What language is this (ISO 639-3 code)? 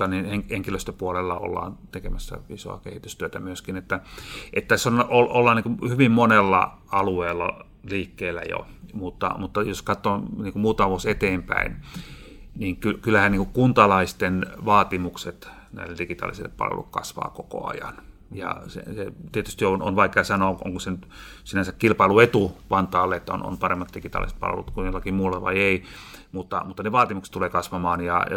fin